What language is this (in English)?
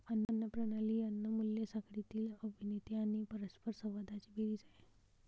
Marathi